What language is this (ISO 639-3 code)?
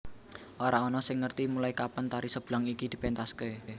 jav